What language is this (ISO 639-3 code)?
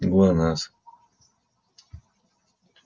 rus